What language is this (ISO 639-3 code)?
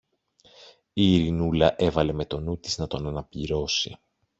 ell